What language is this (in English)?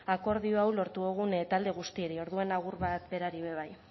Basque